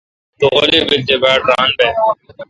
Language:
Kalkoti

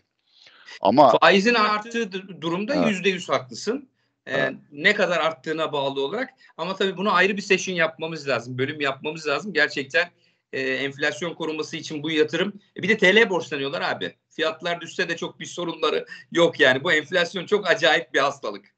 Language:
Turkish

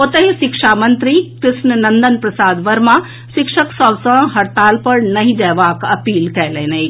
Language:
Maithili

